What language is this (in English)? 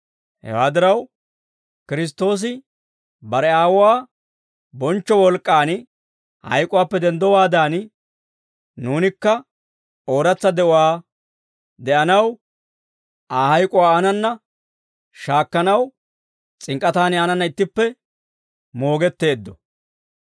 Dawro